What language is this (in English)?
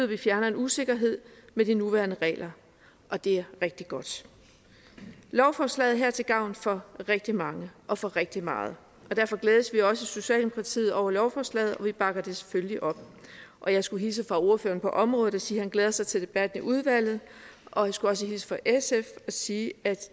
Danish